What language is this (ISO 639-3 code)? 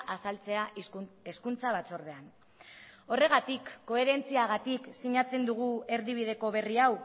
eus